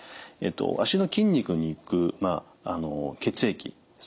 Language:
Japanese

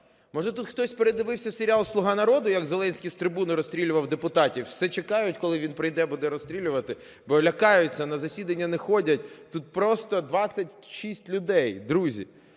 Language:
Ukrainian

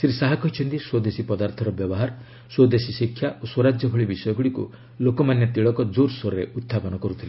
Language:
Odia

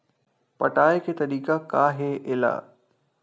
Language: Chhattisgarhi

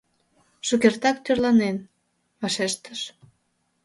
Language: Mari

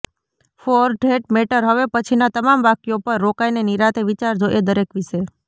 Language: Gujarati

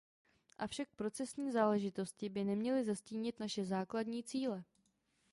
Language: Czech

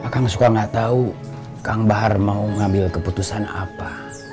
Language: Indonesian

